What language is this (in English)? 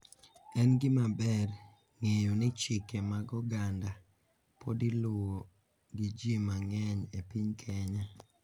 Luo (Kenya and Tanzania)